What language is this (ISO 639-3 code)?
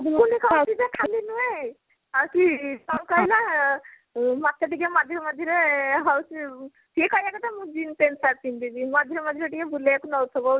ori